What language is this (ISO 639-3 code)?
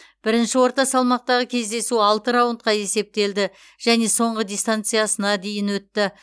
kaz